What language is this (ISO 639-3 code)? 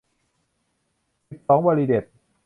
tha